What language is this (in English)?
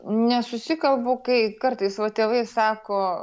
Lithuanian